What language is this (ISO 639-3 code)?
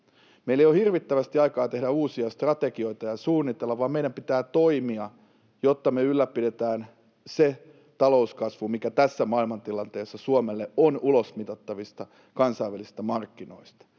fin